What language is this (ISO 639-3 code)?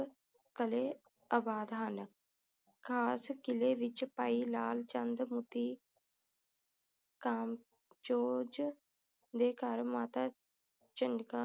pan